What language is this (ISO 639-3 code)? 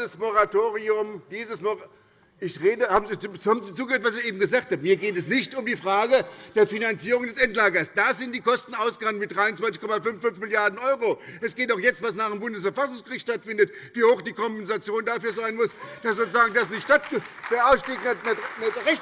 deu